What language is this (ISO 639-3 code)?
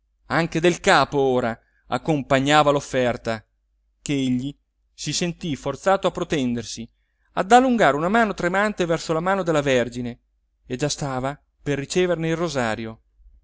ita